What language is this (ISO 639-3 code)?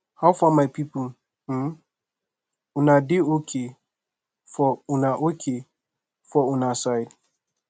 pcm